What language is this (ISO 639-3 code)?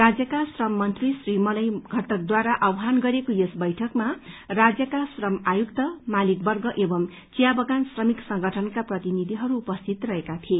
nep